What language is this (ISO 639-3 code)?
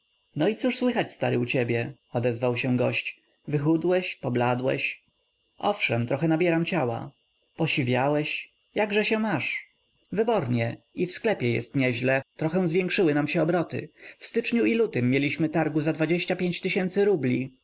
pol